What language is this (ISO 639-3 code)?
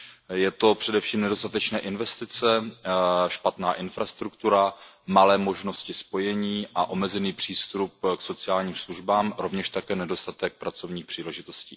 ces